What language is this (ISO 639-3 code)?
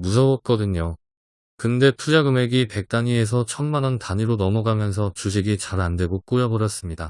kor